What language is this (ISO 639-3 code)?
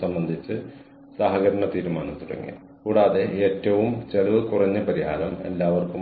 mal